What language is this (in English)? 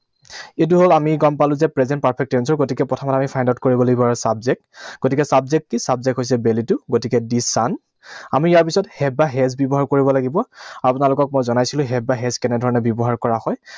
Assamese